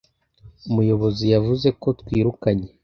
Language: Kinyarwanda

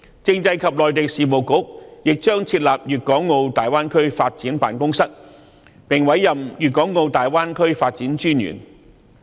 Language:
Cantonese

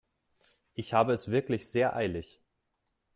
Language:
German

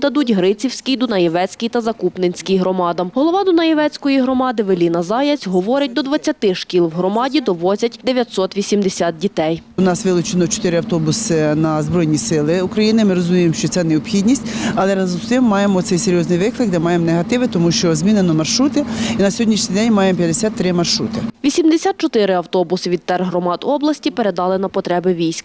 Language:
Ukrainian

